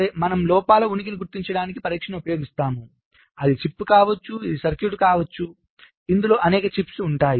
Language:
Telugu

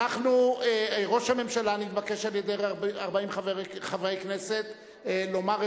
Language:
Hebrew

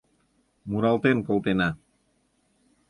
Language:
Mari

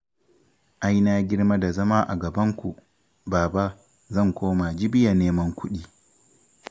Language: Hausa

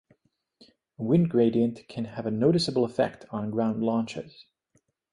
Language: English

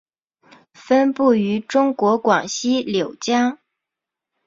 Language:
Chinese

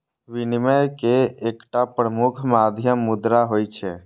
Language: Maithili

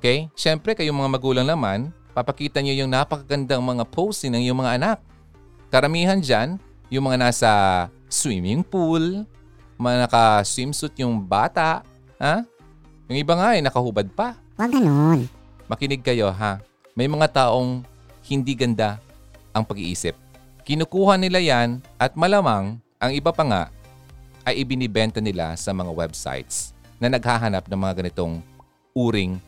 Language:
Filipino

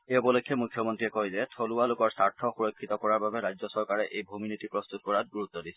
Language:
Assamese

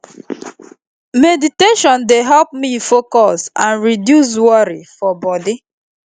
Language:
Nigerian Pidgin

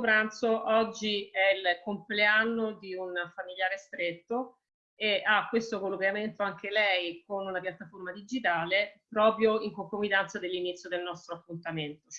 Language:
Italian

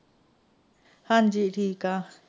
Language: Punjabi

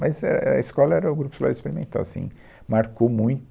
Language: Portuguese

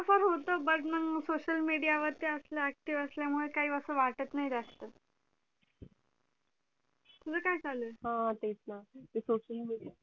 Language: Marathi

